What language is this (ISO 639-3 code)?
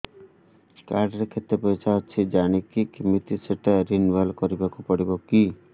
ori